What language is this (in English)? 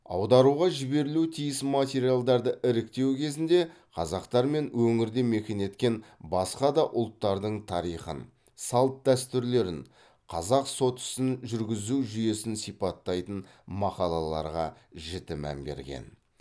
Kazakh